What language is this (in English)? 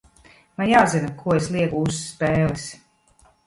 Latvian